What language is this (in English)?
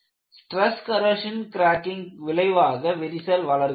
Tamil